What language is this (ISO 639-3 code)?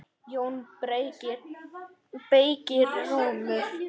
isl